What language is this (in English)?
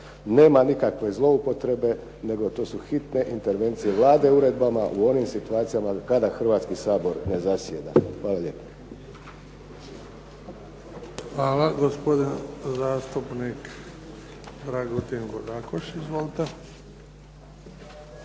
Croatian